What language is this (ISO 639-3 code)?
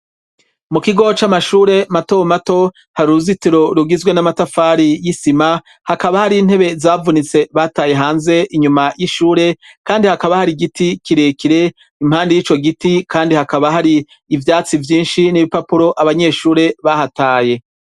run